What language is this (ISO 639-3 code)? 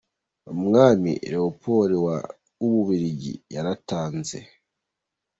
kin